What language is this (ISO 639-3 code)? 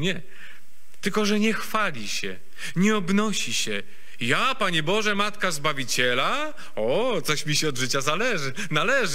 pol